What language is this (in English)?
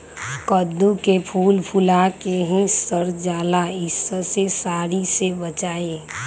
Magahi